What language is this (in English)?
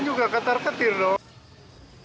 Indonesian